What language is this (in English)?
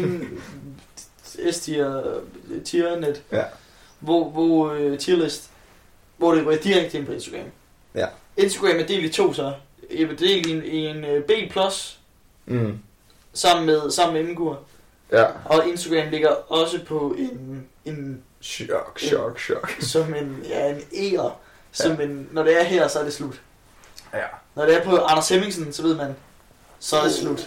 Danish